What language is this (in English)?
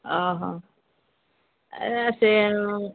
Odia